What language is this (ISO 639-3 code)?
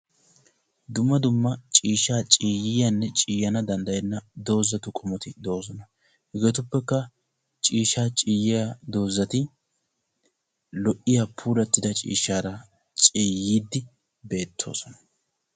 wal